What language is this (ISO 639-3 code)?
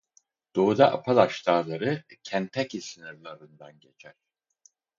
tur